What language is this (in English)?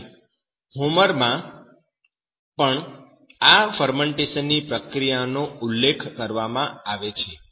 Gujarati